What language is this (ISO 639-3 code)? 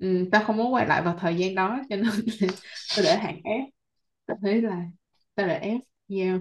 vie